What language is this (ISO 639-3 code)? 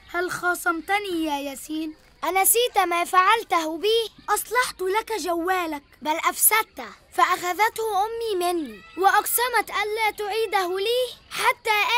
ara